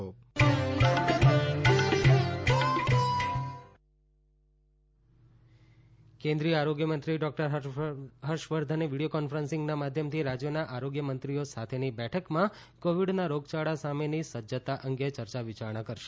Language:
Gujarati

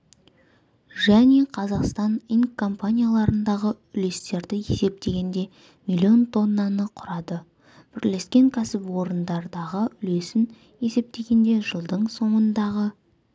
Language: Kazakh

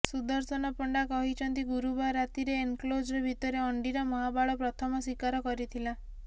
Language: Odia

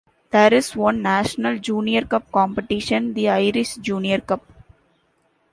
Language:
English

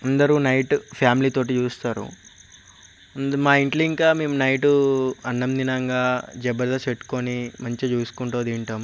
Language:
Telugu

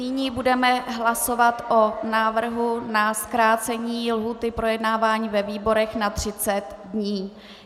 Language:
Czech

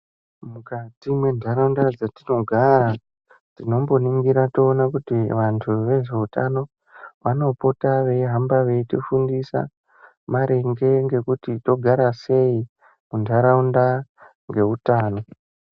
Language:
Ndau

